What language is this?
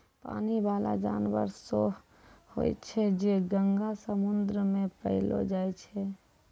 Maithili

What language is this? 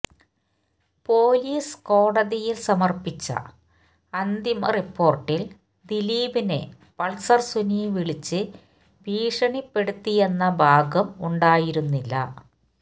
Malayalam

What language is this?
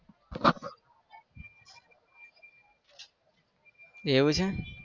Gujarati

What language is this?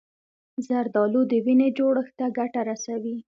Pashto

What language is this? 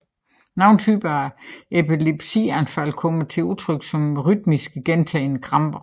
Danish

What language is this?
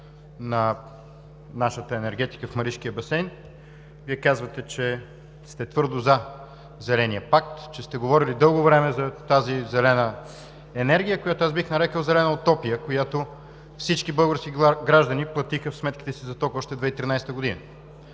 Bulgarian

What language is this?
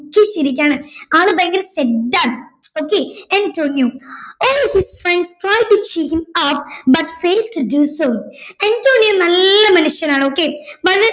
Malayalam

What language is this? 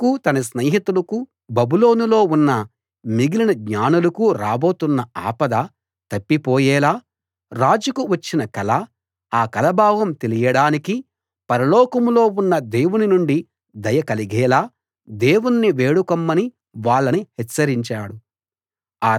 Telugu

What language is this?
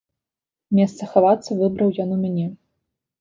Belarusian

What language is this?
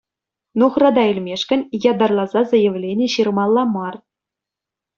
Chuvash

